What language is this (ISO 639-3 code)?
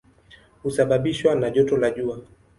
swa